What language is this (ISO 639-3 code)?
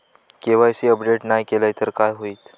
mar